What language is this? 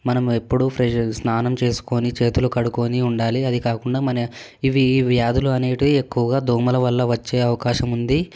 Telugu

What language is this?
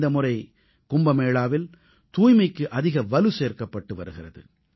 Tamil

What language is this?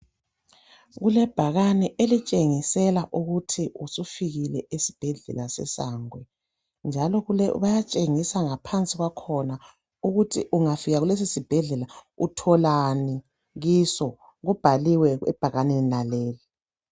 North Ndebele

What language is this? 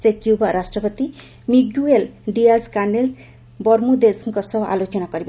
Odia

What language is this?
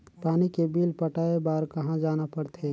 Chhattisgarhi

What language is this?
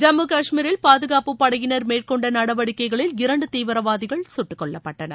Tamil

